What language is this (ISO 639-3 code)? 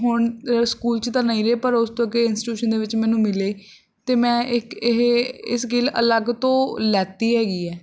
pan